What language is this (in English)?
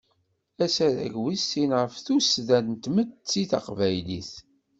Kabyle